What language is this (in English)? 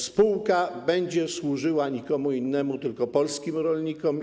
Polish